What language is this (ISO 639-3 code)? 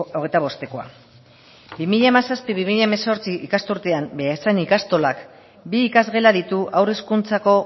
eus